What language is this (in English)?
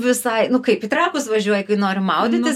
Lithuanian